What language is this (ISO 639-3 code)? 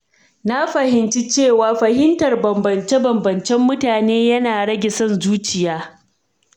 hau